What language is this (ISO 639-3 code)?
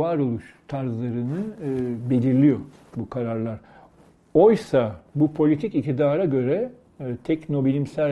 tur